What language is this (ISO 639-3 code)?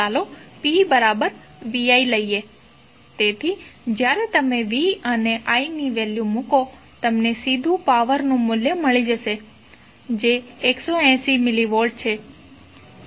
guj